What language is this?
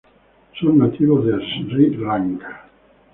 Spanish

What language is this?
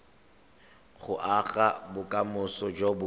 Tswana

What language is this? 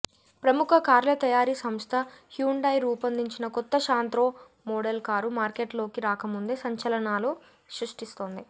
Telugu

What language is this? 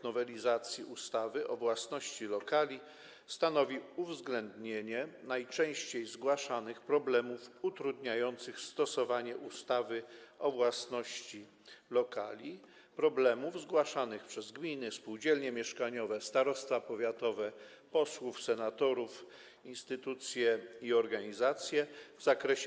Polish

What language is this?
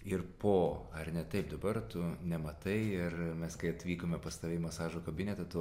Lithuanian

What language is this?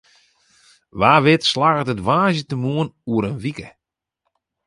Western Frisian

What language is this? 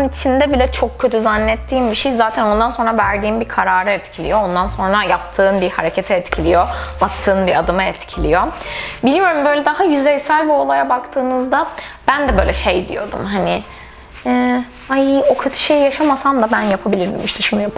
Turkish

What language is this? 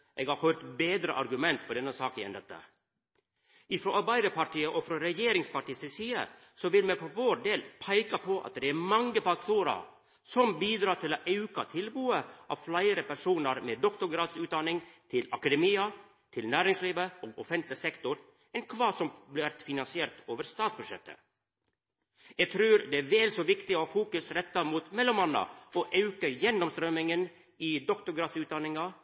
Norwegian Nynorsk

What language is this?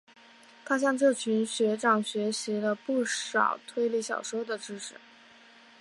Chinese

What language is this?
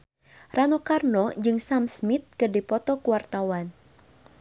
Sundanese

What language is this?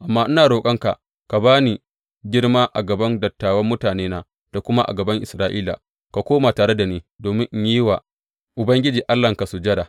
Hausa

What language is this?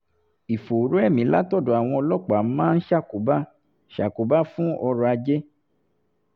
Yoruba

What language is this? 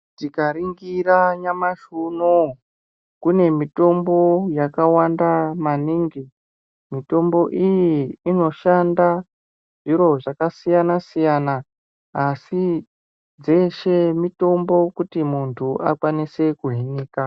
Ndau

